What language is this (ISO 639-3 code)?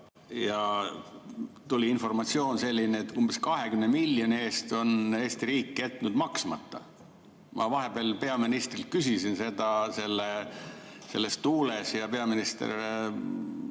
est